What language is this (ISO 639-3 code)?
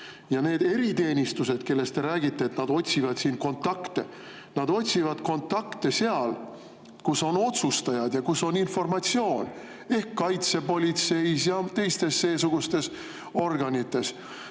est